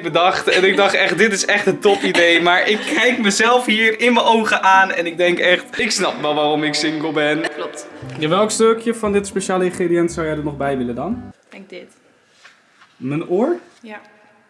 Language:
Dutch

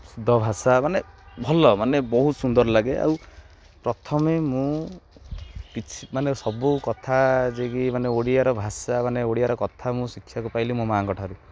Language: Odia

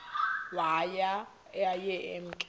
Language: Xhosa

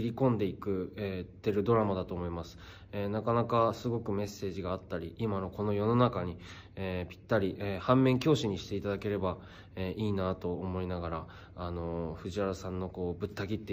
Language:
Japanese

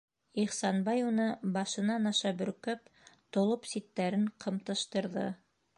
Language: Bashkir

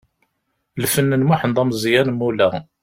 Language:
Kabyle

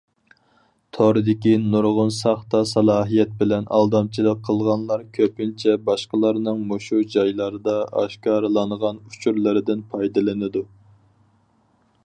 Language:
Uyghur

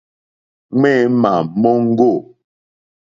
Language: Mokpwe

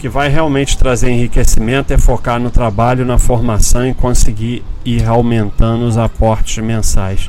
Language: Portuguese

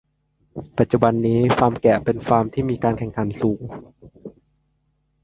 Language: Thai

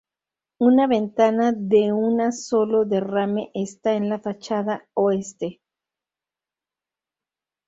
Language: Spanish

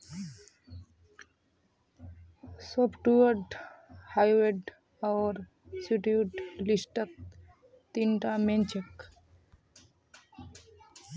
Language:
Magahi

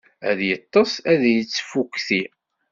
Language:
Kabyle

